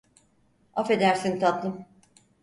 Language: Turkish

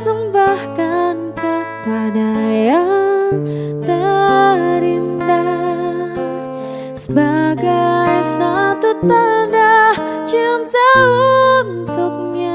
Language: Indonesian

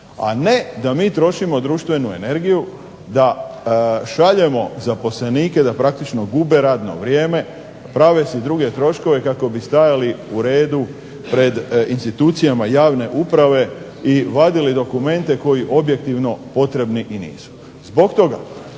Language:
Croatian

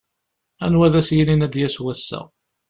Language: Kabyle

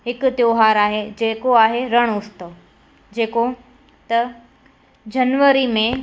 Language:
Sindhi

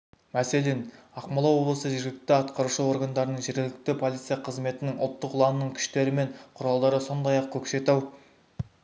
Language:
Kazakh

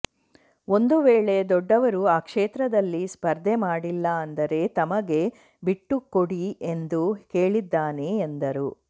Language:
Kannada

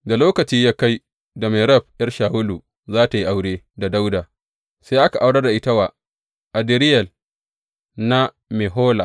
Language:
Hausa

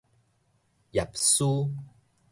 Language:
Min Nan Chinese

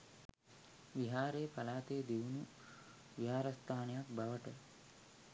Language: Sinhala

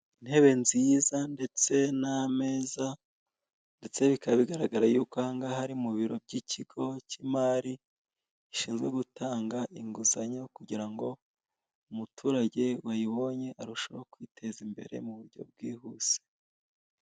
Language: Kinyarwanda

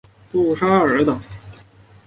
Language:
Chinese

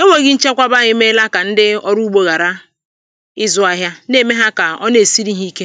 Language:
Igbo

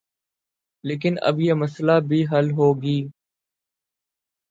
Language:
Urdu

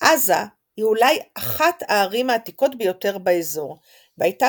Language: Hebrew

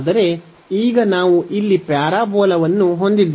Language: Kannada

